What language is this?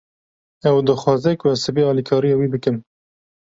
Kurdish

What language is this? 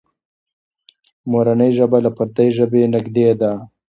Pashto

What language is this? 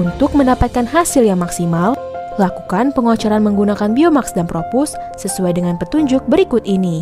Indonesian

